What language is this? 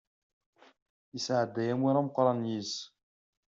Kabyle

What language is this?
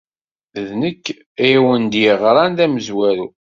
Kabyle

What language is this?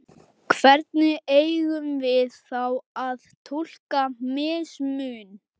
Icelandic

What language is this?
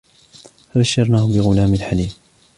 Arabic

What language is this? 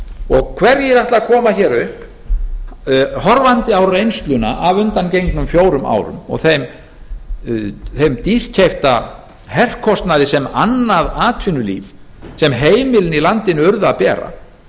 Icelandic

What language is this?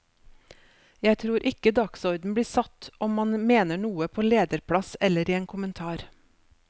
Norwegian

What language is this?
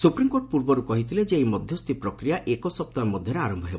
Odia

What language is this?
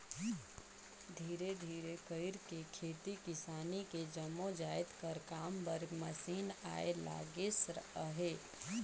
Chhattisgarhi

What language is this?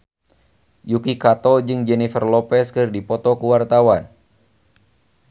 Sundanese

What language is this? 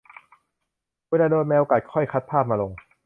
Thai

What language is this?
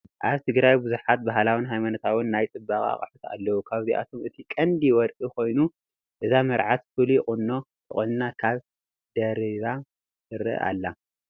Tigrinya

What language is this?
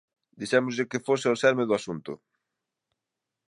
Galician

